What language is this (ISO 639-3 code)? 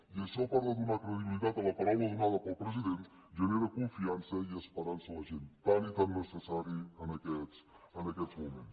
cat